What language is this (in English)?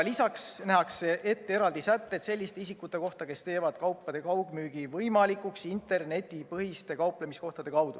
Estonian